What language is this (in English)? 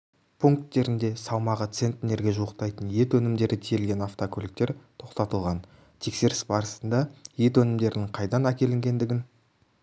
Kazakh